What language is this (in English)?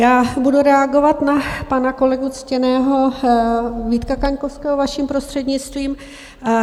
Czech